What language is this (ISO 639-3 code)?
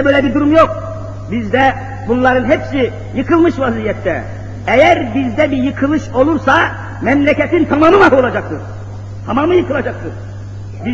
tur